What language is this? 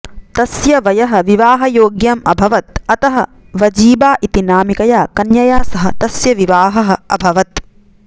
Sanskrit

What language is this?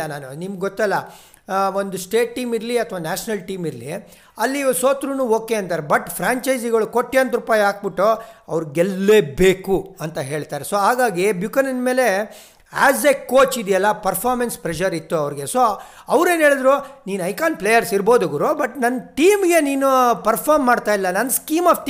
Kannada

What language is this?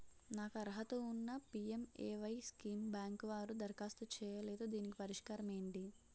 Telugu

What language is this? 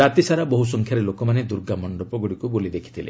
Odia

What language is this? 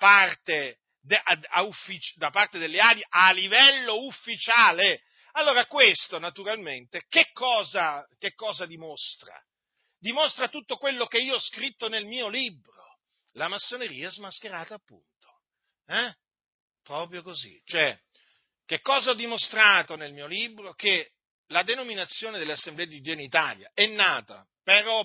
Italian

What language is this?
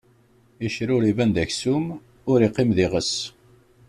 Kabyle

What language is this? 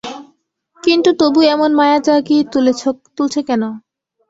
Bangla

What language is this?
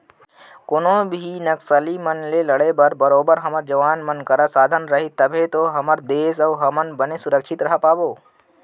Chhattisgarhi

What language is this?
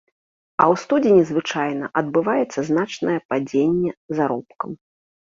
Belarusian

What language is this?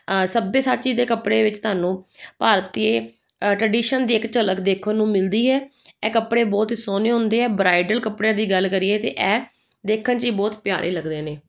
Punjabi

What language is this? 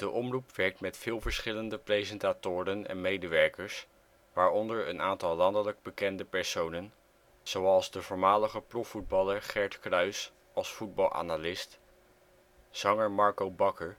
Dutch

